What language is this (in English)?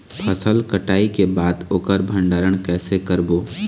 Chhattisgarhi